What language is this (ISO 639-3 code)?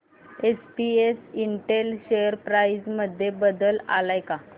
mar